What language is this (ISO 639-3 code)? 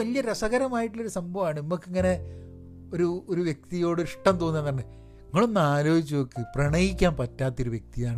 mal